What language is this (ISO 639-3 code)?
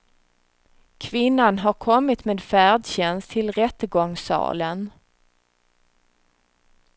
swe